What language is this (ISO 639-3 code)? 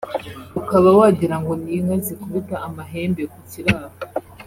kin